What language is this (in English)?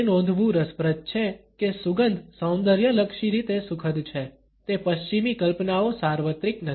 Gujarati